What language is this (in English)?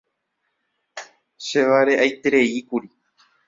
Guarani